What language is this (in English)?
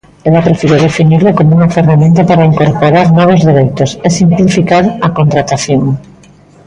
Galician